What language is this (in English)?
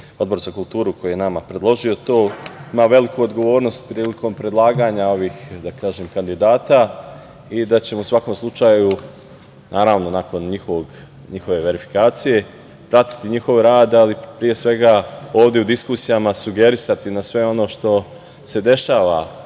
Serbian